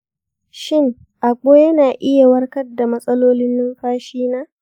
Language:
Hausa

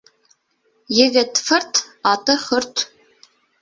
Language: Bashkir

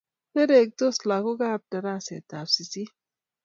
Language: Kalenjin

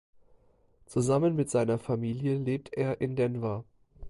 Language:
German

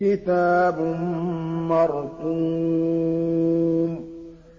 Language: Arabic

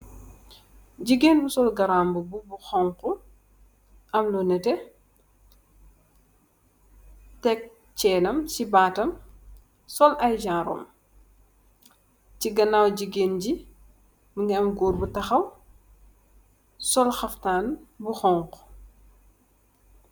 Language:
Wolof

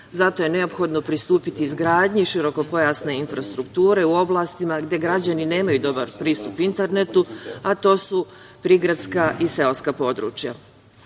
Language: Serbian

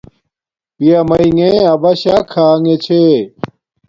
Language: Domaaki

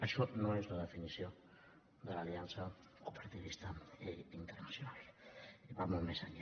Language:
Catalan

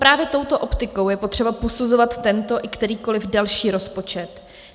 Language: Czech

